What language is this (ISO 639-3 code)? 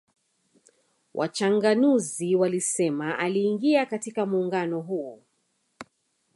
swa